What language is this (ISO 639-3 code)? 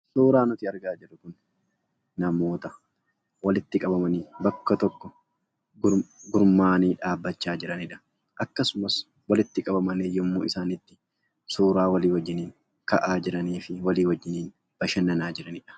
orm